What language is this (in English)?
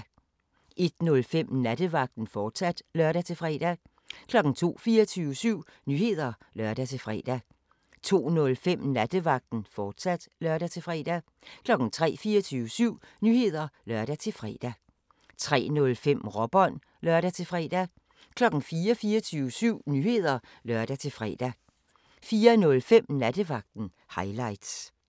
Danish